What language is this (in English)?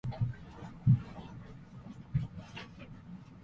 Japanese